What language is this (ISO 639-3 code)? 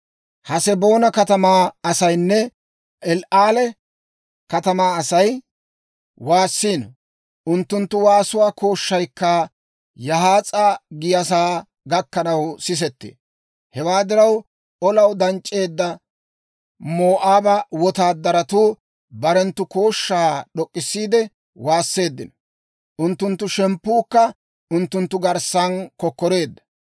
dwr